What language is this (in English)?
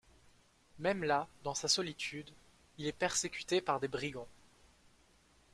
French